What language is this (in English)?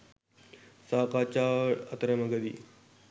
Sinhala